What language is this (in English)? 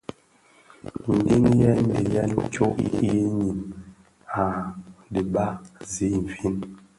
Bafia